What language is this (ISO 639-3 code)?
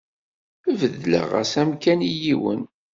kab